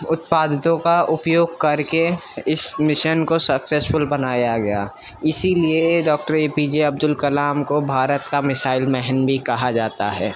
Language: Urdu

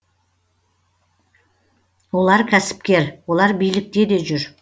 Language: Kazakh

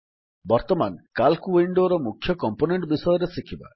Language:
Odia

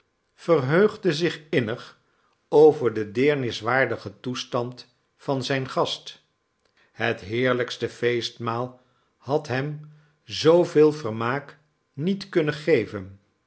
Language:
Dutch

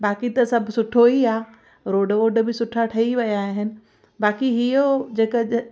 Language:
Sindhi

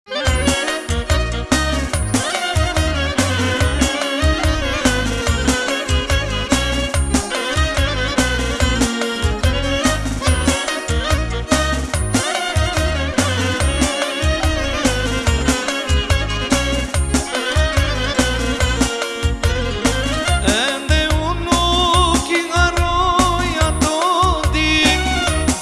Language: Turkish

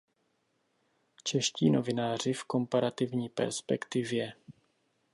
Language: Czech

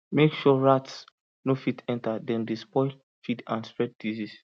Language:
Nigerian Pidgin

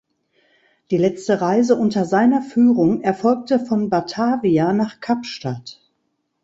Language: German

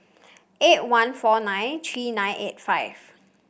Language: English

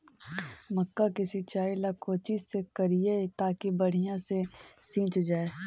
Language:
Magahi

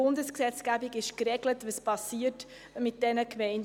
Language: Swiss German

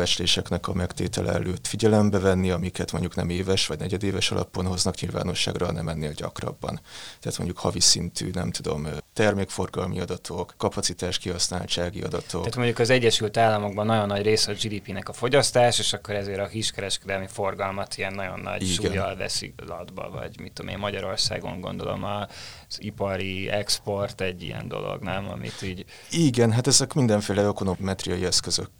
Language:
Hungarian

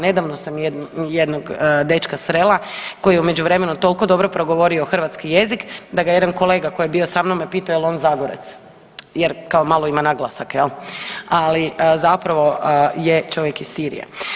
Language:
Croatian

